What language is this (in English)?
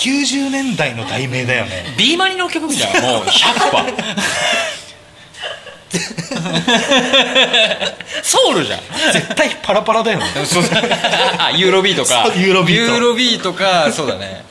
Japanese